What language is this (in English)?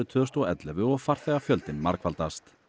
Icelandic